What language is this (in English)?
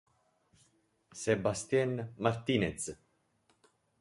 Italian